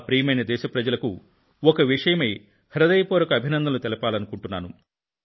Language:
Telugu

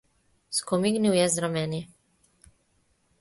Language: Slovenian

